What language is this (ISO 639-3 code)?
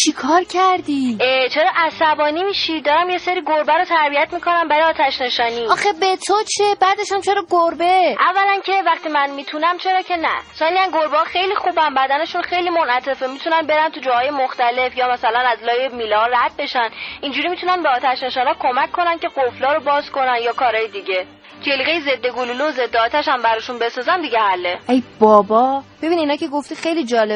fas